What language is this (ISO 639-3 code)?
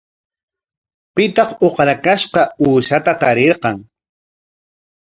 qwa